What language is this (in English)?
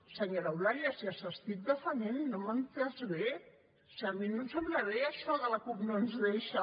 Catalan